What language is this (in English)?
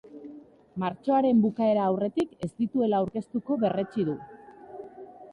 Basque